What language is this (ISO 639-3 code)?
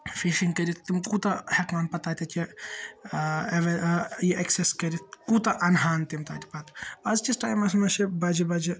kas